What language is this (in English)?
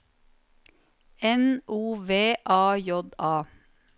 Norwegian